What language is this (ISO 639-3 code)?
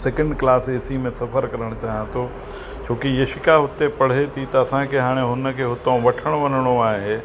snd